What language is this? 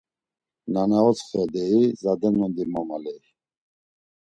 Laz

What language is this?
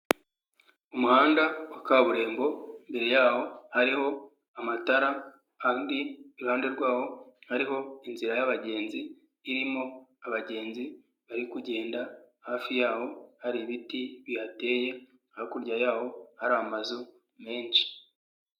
Kinyarwanda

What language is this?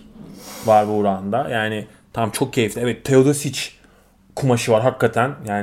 Turkish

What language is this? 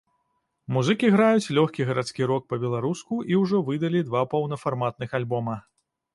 Belarusian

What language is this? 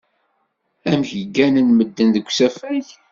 Kabyle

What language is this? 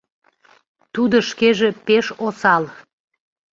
Mari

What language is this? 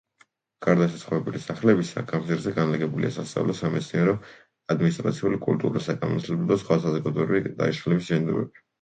Georgian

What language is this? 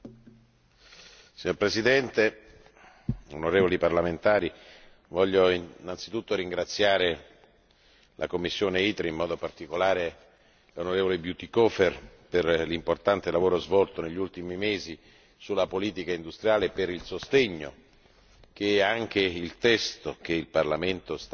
Italian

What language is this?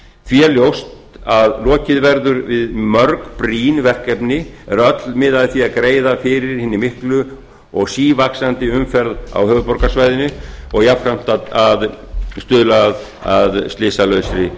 Icelandic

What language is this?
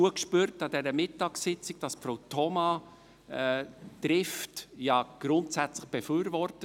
Swiss German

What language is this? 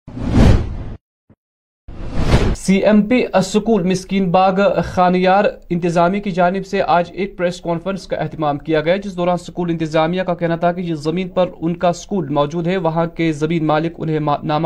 Urdu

